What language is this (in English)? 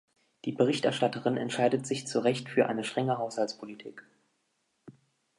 German